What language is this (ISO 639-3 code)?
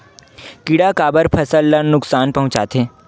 hne